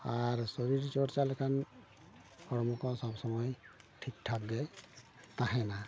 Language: Santali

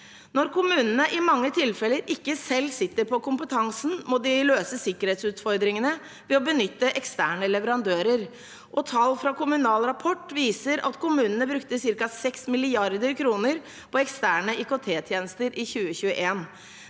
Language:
Norwegian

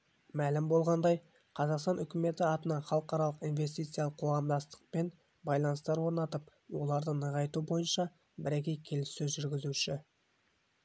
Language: Kazakh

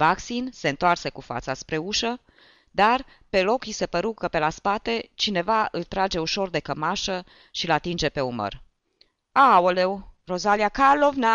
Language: Romanian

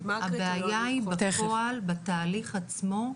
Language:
Hebrew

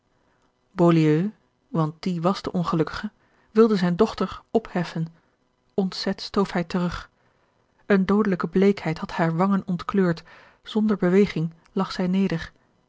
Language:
Dutch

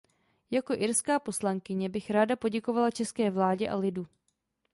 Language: Czech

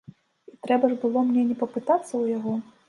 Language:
Belarusian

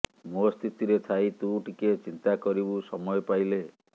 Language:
Odia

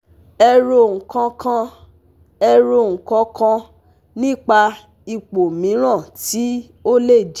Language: Yoruba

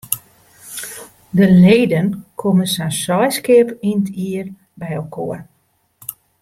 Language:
Western Frisian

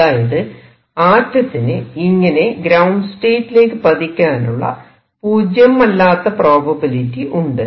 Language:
Malayalam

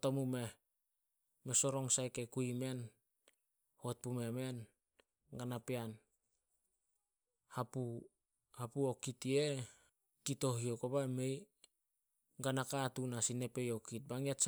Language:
Solos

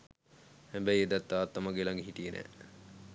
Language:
Sinhala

